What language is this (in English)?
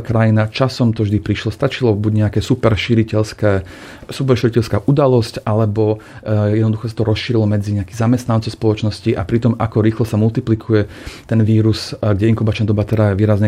Slovak